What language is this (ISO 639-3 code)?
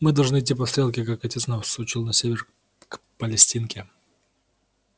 rus